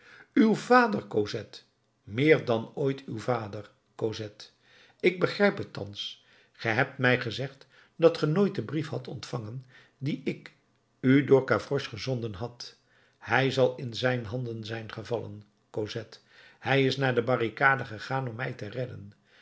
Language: Dutch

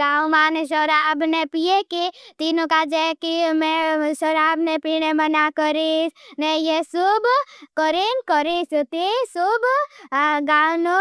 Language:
Bhili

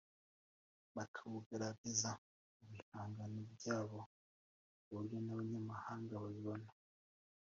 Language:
Kinyarwanda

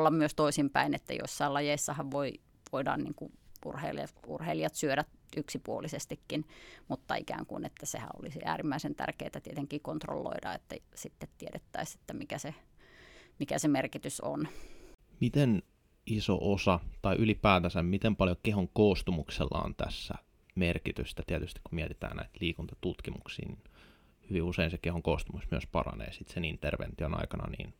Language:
Finnish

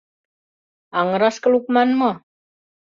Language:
Mari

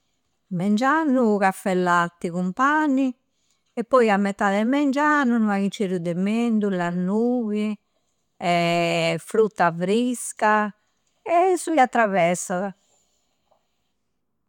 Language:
Campidanese Sardinian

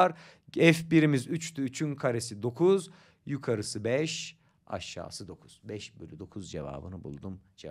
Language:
Turkish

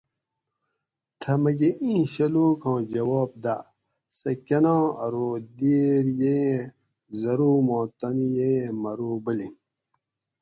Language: Gawri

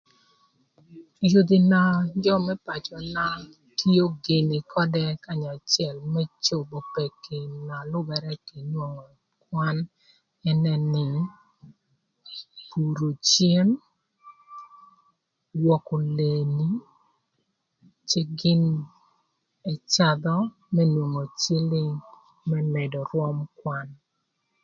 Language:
Thur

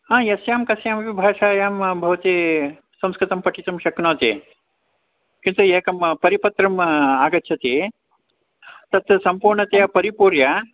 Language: Sanskrit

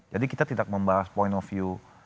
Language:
Indonesian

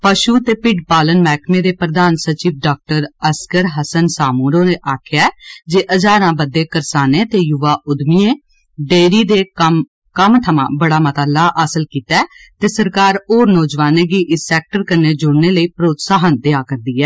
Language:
Dogri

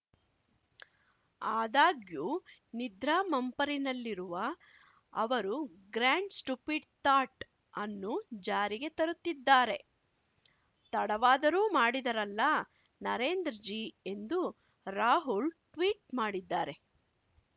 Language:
Kannada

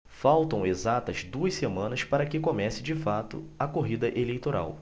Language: Portuguese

